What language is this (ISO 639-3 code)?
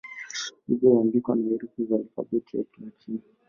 swa